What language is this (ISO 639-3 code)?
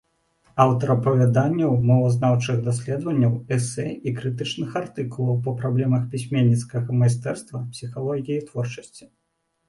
bel